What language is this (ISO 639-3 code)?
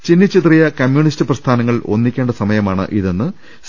mal